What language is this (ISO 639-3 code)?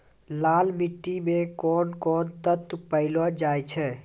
mai